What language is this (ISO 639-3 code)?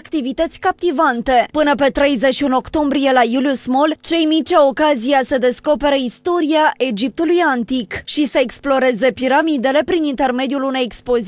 ron